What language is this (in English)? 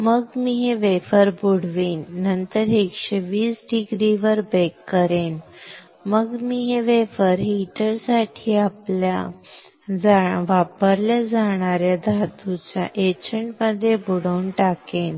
Marathi